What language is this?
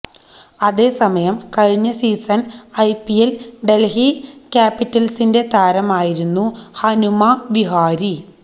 Malayalam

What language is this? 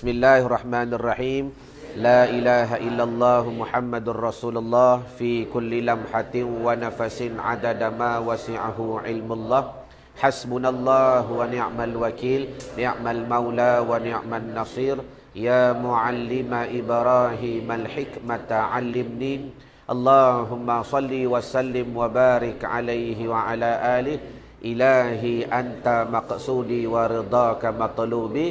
Malay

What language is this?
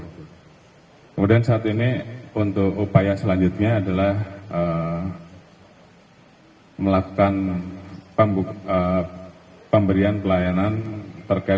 Indonesian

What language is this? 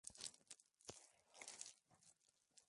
Spanish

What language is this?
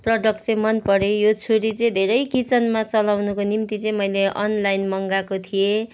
Nepali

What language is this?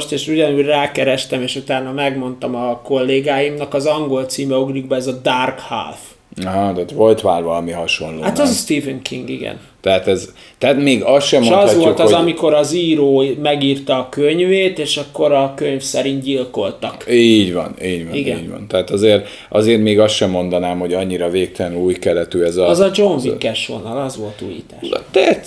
Hungarian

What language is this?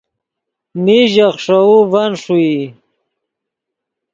Yidgha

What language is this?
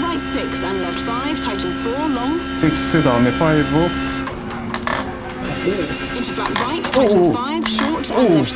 Korean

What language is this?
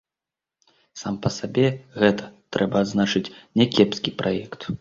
Belarusian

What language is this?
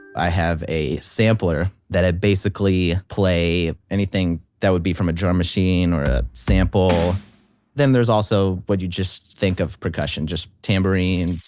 English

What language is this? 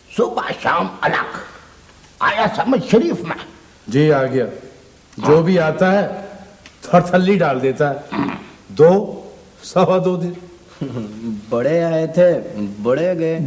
Urdu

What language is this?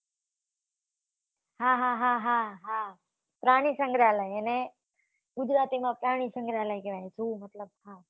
Gujarati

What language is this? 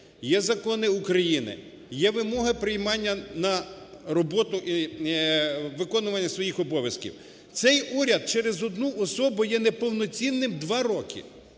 Ukrainian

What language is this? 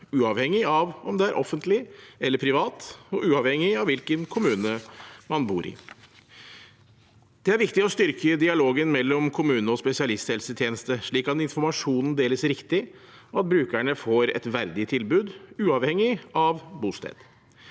Norwegian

